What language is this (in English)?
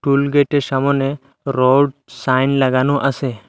Bangla